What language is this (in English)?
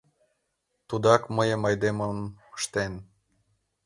Mari